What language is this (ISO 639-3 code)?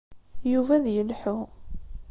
kab